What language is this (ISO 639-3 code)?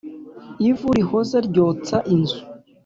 kin